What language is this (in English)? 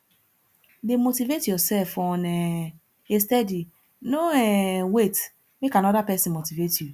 Nigerian Pidgin